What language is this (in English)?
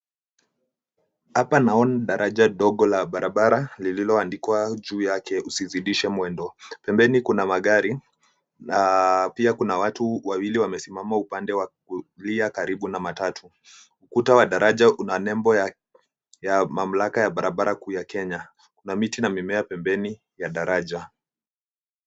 Swahili